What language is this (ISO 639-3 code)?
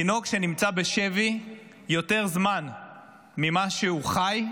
heb